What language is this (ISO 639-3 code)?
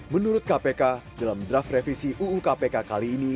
ind